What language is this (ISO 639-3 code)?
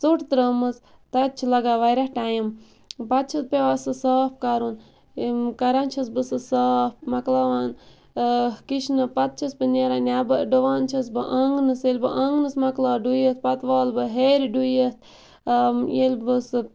kas